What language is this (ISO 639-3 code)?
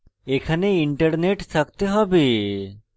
ben